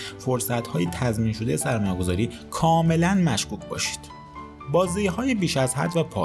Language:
Persian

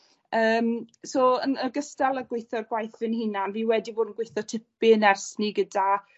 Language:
Welsh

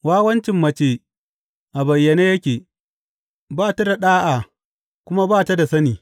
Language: Hausa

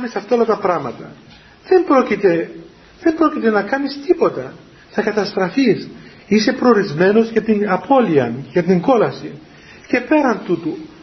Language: Greek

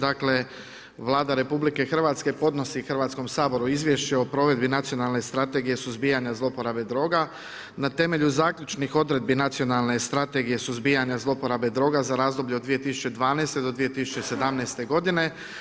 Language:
Croatian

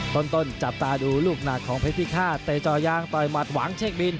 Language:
Thai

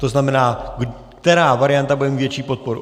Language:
Czech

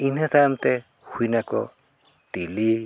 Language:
Santali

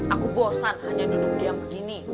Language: Indonesian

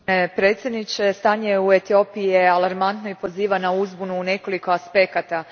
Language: Croatian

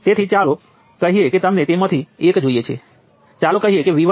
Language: Gujarati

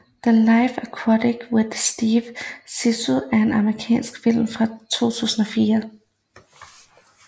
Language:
Danish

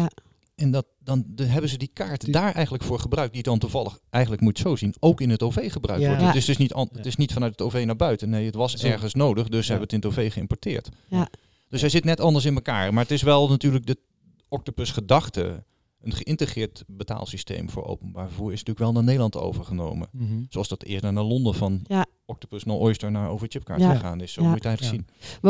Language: Dutch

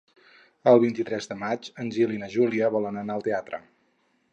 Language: Catalan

